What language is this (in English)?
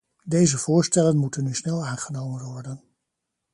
Dutch